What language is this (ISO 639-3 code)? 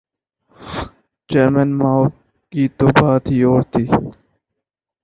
urd